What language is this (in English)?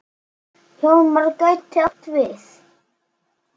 Icelandic